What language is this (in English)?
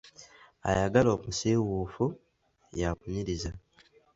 Ganda